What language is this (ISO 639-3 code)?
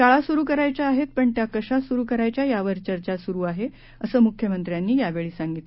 mar